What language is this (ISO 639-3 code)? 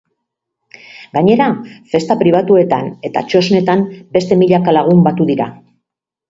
eus